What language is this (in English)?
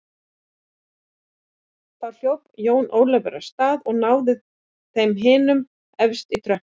Icelandic